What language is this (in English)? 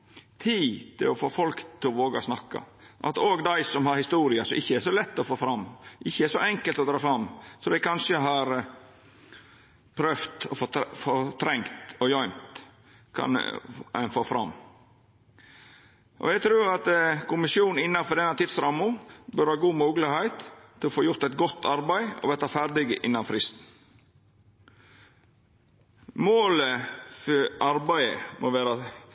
Norwegian Nynorsk